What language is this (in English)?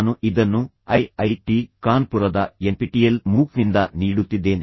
Kannada